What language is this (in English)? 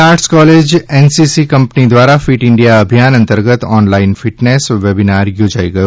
Gujarati